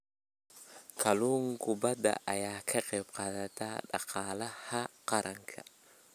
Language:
Somali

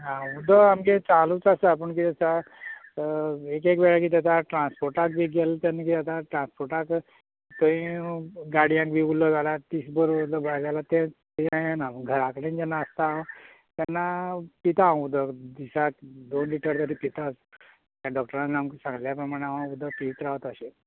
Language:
Konkani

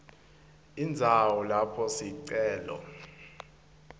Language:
Swati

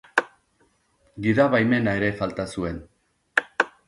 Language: Basque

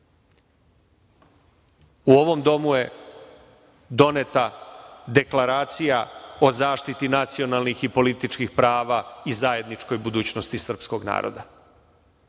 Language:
Serbian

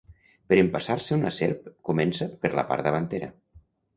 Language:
Catalan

